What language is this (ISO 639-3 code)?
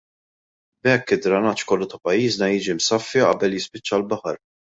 mlt